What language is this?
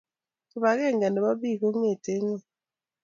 Kalenjin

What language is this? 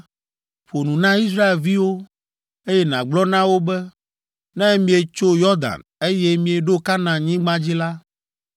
Ewe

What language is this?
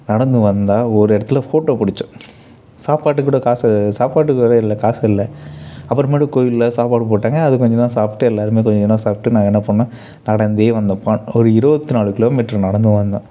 Tamil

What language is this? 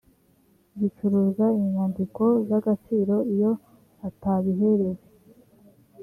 Kinyarwanda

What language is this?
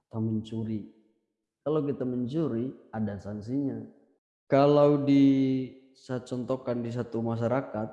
Indonesian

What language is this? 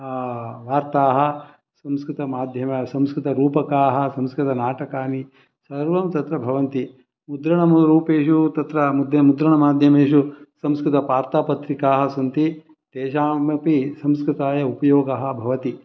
Sanskrit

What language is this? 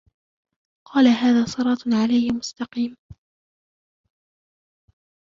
Arabic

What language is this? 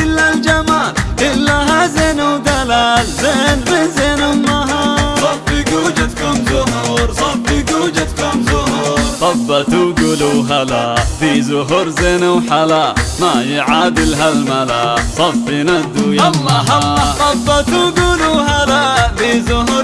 Arabic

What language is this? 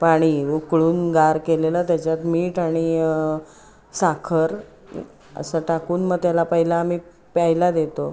Marathi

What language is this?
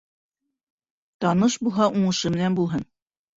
Bashkir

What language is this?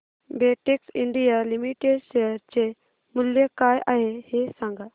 Marathi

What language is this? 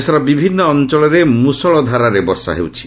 Odia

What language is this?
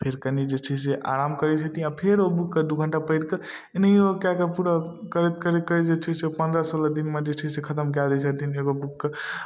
Maithili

